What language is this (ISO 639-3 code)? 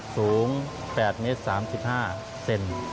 tha